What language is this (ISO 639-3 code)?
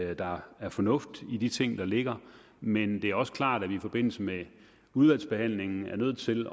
dan